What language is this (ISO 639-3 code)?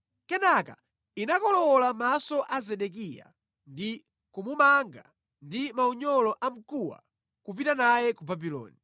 nya